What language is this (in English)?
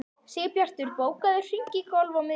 Icelandic